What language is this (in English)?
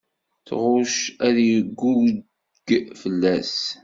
Kabyle